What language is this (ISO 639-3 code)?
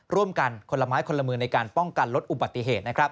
tha